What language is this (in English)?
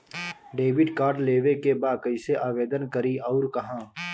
Bhojpuri